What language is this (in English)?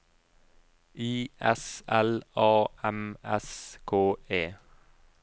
Norwegian